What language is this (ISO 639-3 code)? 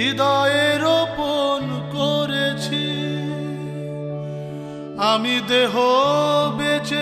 hin